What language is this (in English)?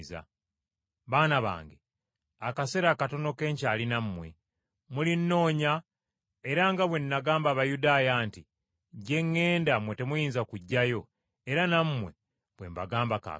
Ganda